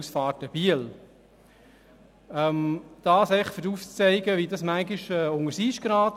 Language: Swiss German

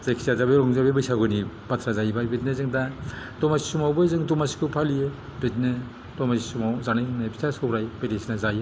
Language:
Bodo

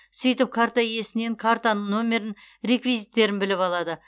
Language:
Kazakh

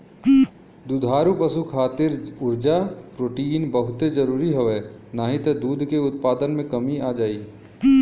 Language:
Bhojpuri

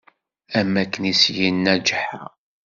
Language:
Kabyle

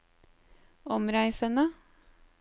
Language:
Norwegian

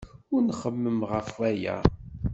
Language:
Kabyle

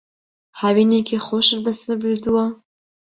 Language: Central Kurdish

